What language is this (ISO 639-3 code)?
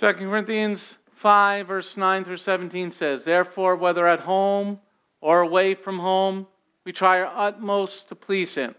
eng